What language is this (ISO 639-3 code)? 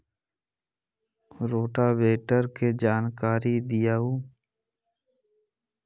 mag